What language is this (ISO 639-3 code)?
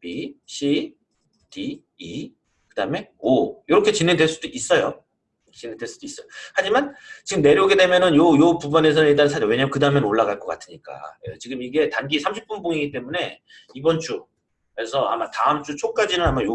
kor